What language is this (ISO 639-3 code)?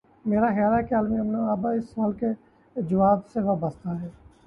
urd